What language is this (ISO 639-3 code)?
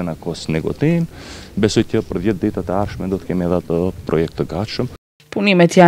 ron